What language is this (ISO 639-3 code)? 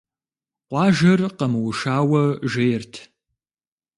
kbd